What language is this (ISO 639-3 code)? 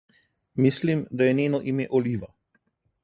slv